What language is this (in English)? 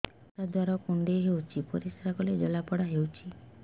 Odia